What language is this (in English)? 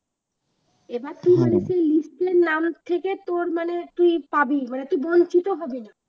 Bangla